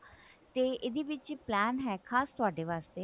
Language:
Punjabi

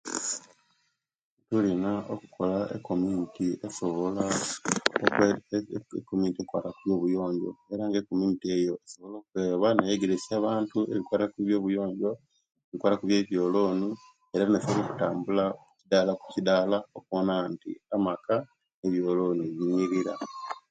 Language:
Kenyi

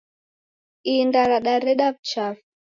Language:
Taita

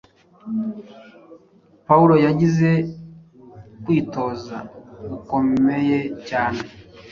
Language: Kinyarwanda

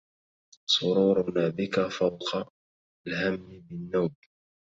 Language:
Arabic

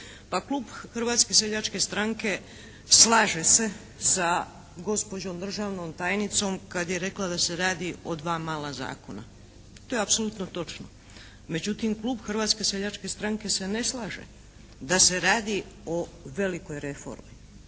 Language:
Croatian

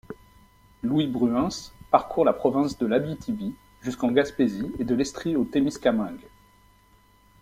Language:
French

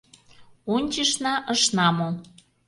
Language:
Mari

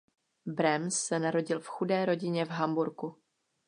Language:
Czech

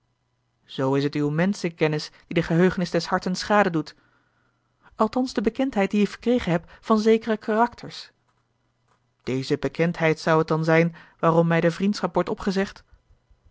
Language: Dutch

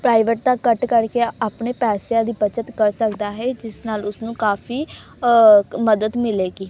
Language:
Punjabi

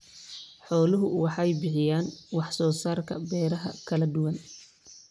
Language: Somali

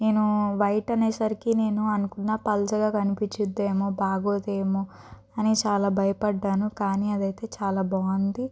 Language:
Telugu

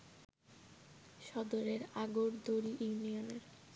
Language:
Bangla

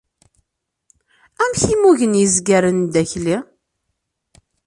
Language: Kabyle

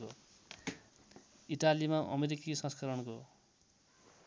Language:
Nepali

